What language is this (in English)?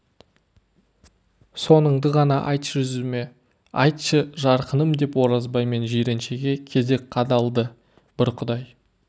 Kazakh